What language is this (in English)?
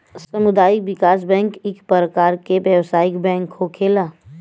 Bhojpuri